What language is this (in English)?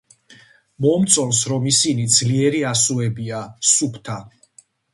Georgian